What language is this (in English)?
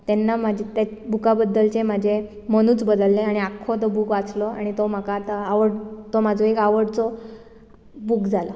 Konkani